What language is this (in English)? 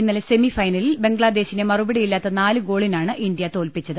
Malayalam